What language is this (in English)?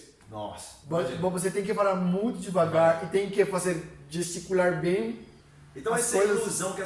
Portuguese